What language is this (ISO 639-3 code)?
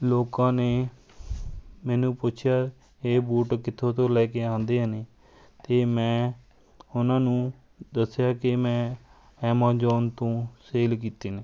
pan